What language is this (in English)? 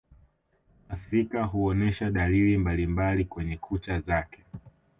Swahili